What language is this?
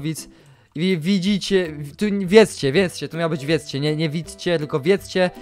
Polish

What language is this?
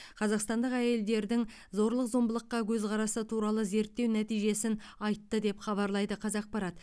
Kazakh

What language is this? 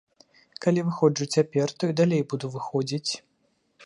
Belarusian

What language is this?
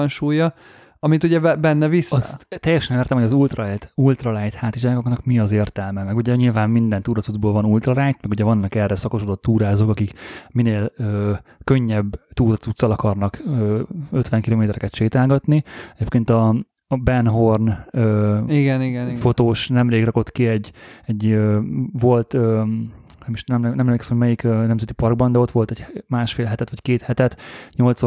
Hungarian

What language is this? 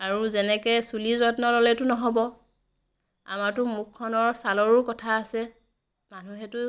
Assamese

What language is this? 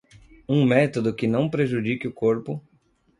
Portuguese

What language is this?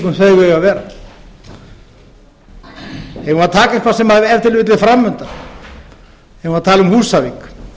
Icelandic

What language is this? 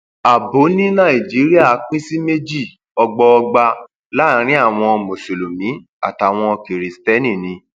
Yoruba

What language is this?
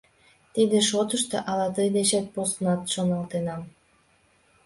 Mari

